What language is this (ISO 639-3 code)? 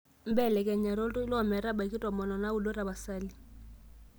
mas